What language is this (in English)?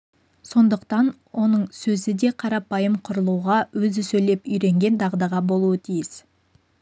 Kazakh